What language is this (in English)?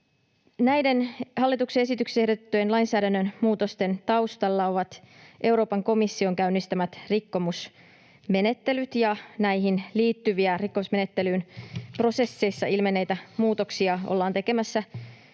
Finnish